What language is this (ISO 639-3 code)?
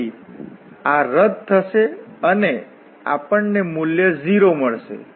guj